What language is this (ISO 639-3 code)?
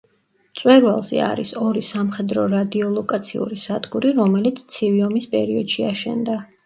kat